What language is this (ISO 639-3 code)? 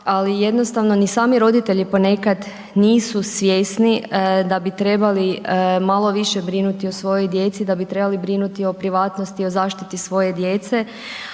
hrv